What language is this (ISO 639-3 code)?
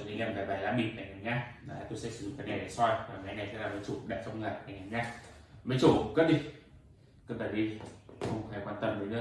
vie